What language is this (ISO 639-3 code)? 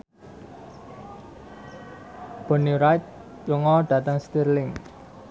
jav